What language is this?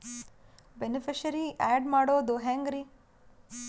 Kannada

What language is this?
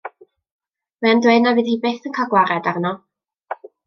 Welsh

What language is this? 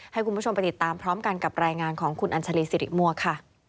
Thai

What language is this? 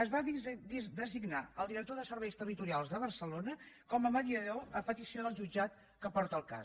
Catalan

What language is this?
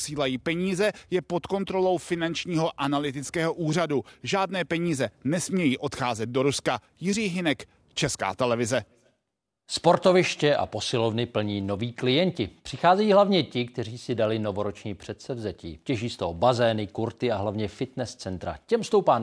Czech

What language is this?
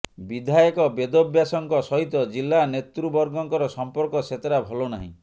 Odia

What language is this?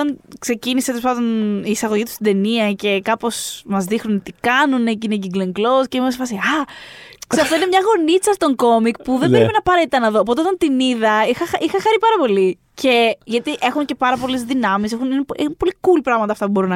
Greek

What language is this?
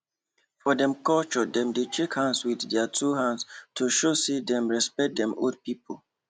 Nigerian Pidgin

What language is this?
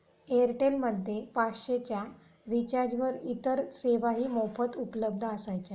Marathi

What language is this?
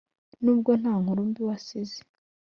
Kinyarwanda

